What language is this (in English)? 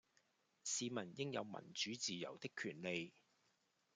Cantonese